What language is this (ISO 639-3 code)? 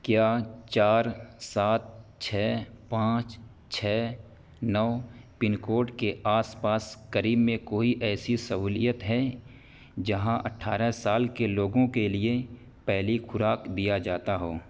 urd